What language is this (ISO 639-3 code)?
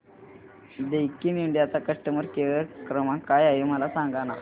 mar